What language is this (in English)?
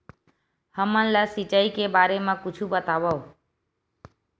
Chhattisgarhi